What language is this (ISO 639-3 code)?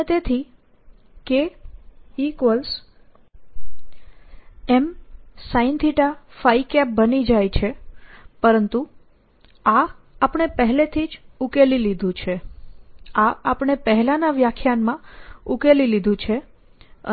guj